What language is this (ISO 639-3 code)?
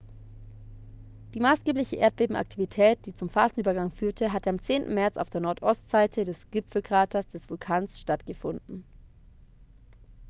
deu